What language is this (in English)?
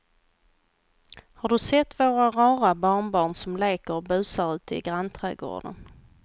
Swedish